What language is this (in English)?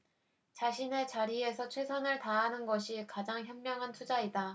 Korean